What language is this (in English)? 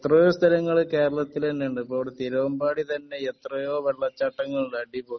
Malayalam